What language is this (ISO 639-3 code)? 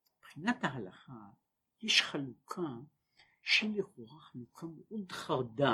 heb